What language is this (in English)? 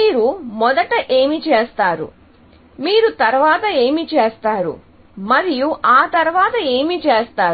Telugu